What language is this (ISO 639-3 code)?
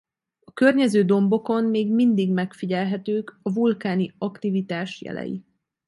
hun